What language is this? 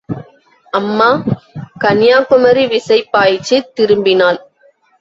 Tamil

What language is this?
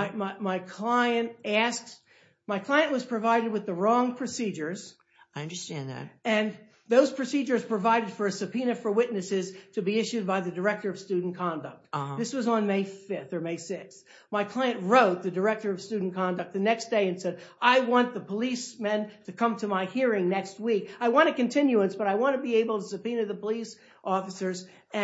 English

